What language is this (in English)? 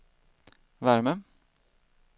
Swedish